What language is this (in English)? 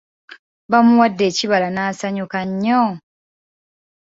Ganda